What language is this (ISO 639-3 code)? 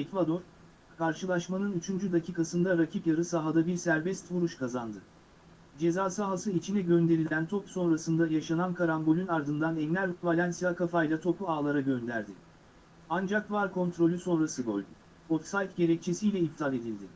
tur